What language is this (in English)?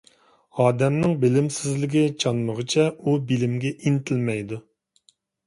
Uyghur